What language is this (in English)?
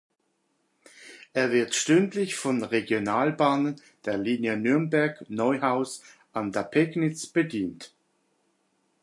German